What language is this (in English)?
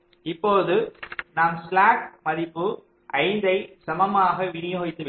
Tamil